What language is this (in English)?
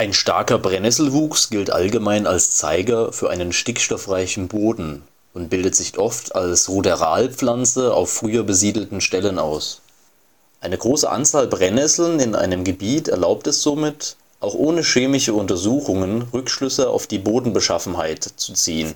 German